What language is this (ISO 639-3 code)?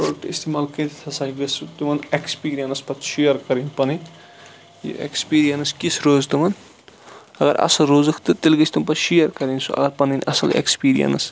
kas